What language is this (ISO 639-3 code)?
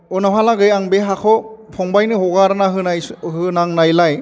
brx